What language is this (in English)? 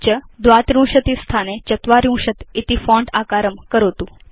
Sanskrit